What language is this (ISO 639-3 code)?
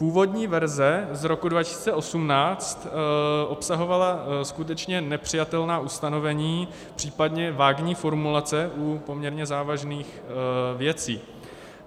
ces